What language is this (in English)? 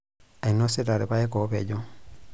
Masai